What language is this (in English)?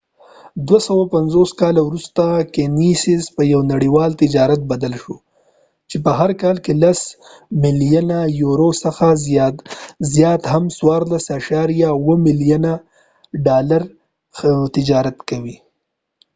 Pashto